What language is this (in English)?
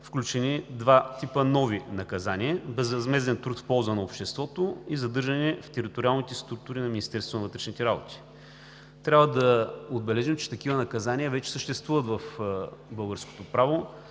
Bulgarian